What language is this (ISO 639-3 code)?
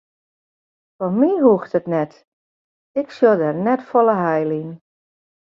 fry